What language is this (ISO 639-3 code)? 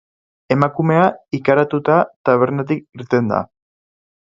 eus